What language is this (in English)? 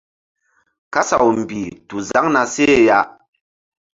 Mbum